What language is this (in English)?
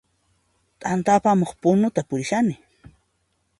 Puno Quechua